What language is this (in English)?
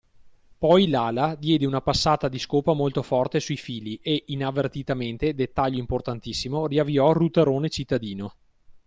Italian